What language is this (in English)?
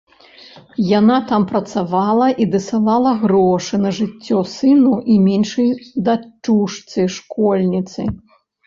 Belarusian